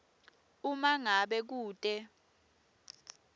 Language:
Swati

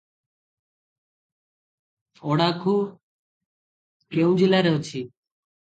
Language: Odia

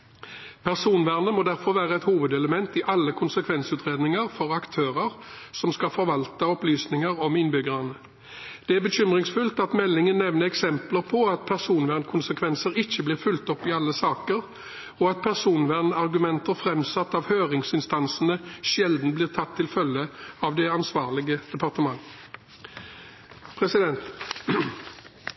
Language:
Norwegian Bokmål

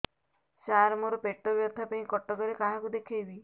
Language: Odia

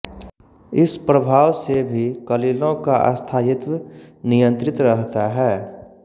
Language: Hindi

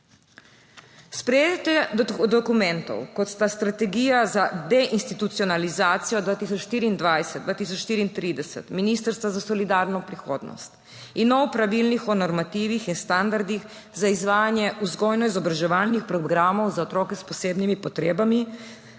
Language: Slovenian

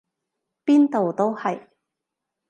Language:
Cantonese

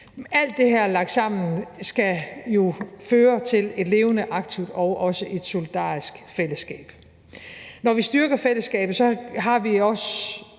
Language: Danish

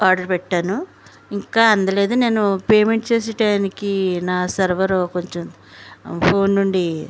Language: Telugu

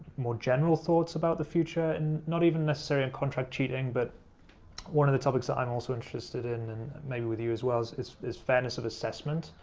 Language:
English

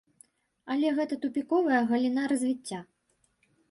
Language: Belarusian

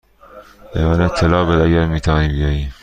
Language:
Persian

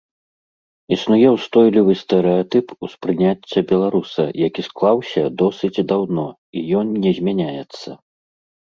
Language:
Belarusian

